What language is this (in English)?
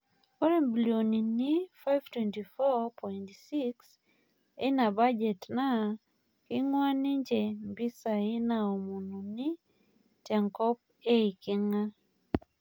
Masai